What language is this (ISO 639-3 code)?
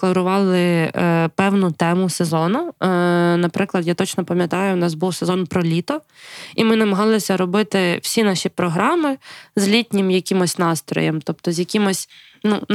ukr